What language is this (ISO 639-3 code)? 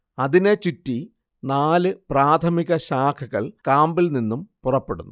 mal